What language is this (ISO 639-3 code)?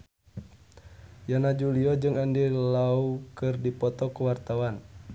sun